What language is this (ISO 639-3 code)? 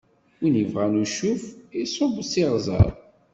kab